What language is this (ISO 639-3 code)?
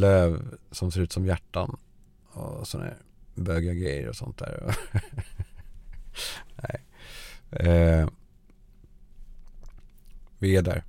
swe